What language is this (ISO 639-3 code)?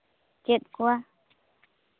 sat